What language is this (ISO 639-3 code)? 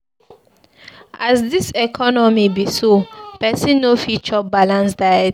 pcm